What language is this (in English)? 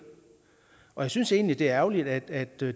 Danish